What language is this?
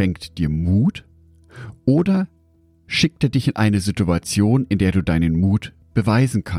German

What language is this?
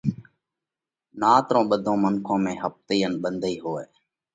Parkari Koli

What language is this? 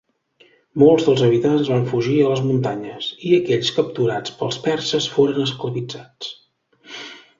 Catalan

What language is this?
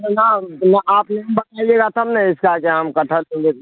Urdu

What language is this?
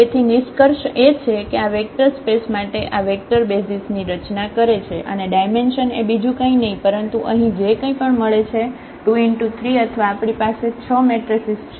Gujarati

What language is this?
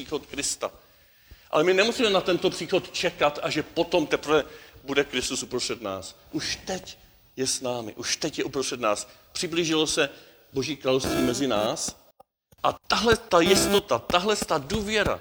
Czech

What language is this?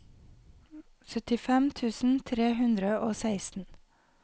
Norwegian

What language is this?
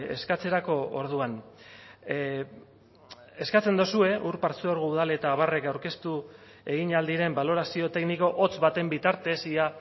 Basque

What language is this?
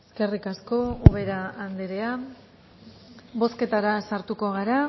Basque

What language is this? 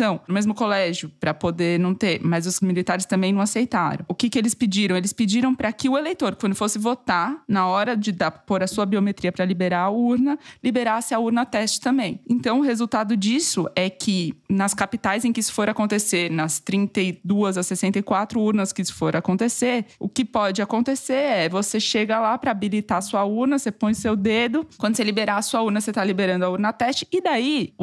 Portuguese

